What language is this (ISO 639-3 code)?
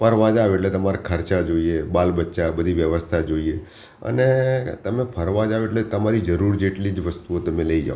guj